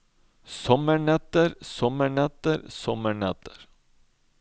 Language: Norwegian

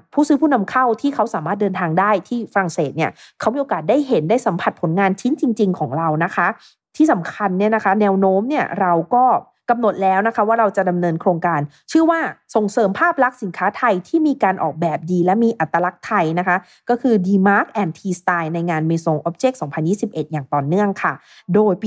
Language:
Thai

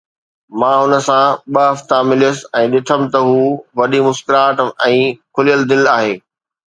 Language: Sindhi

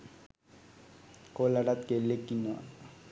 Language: Sinhala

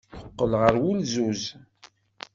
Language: Kabyle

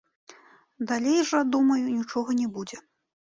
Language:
Belarusian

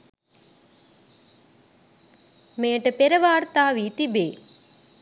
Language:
Sinhala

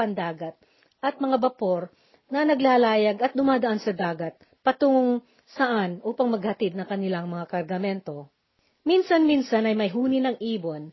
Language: Filipino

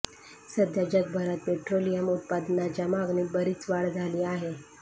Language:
Marathi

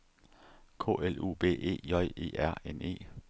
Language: Danish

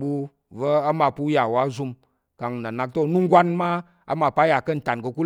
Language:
Tarok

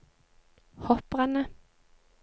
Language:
Norwegian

